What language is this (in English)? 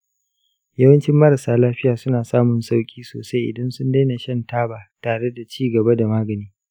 Hausa